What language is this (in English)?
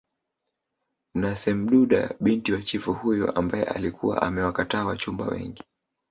Swahili